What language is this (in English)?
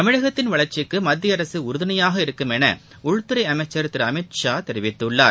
Tamil